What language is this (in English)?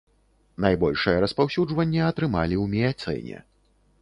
Belarusian